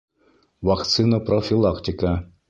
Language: Bashkir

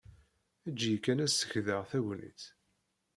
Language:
Kabyle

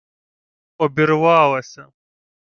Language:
Ukrainian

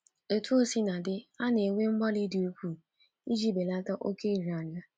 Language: Igbo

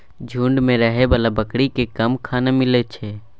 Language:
Maithili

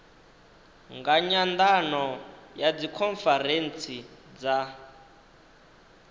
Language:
Venda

